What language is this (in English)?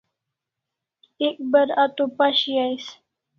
Kalasha